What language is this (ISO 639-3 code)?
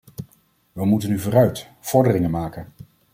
nld